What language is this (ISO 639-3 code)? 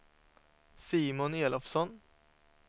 swe